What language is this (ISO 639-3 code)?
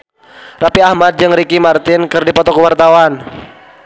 sun